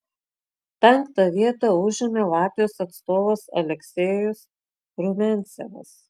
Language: Lithuanian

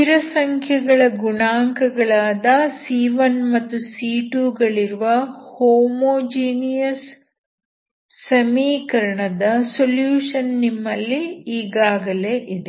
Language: Kannada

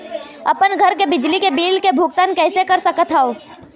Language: Chhattisgarhi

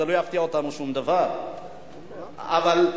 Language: Hebrew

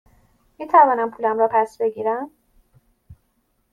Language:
Persian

